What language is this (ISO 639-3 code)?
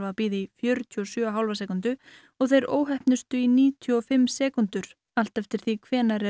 isl